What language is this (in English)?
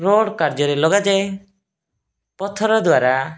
Odia